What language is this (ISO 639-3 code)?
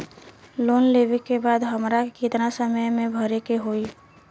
bho